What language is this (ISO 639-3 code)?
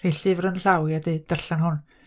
cym